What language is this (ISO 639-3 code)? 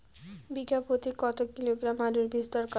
ben